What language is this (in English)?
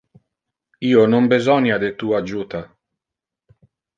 Interlingua